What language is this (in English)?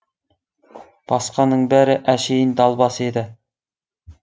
Kazakh